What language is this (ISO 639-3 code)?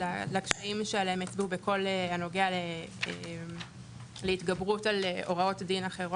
heb